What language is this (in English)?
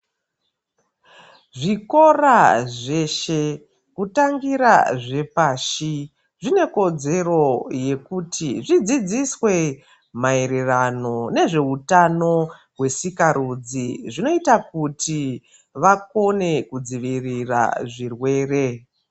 Ndau